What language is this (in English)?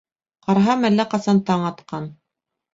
Bashkir